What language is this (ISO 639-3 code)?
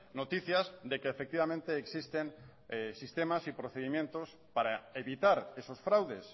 spa